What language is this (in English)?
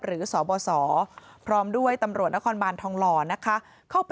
Thai